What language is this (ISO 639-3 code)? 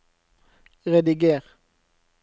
nor